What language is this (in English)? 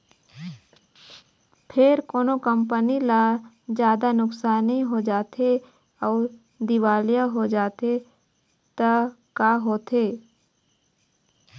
Chhattisgarhi